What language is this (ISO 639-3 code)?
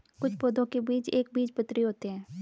hin